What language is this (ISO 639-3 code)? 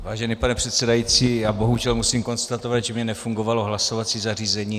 ces